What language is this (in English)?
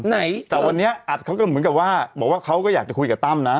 Thai